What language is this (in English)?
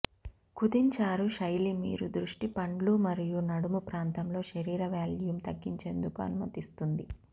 Telugu